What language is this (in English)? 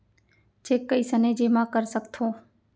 Chhattisgarhi